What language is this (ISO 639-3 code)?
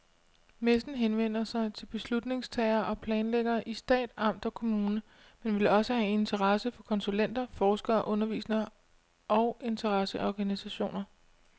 dan